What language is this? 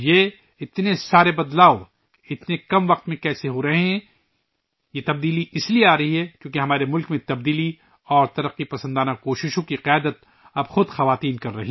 Urdu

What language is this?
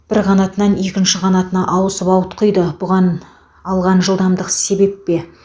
Kazakh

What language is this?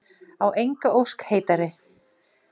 Icelandic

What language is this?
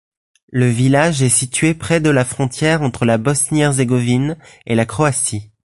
French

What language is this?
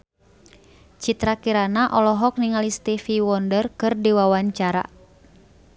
Sundanese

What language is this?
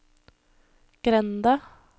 Norwegian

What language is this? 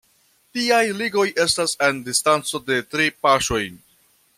Esperanto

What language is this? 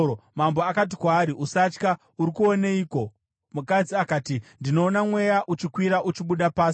Shona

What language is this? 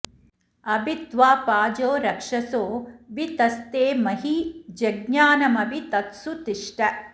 Sanskrit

